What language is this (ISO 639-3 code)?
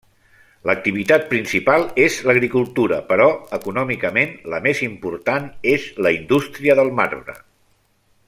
cat